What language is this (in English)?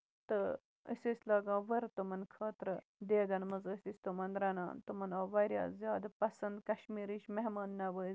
Kashmiri